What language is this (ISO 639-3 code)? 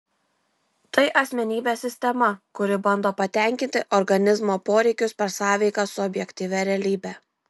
lit